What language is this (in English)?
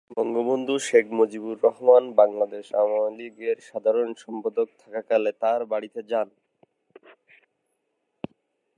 Bangla